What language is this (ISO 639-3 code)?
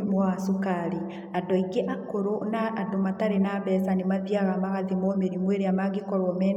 kik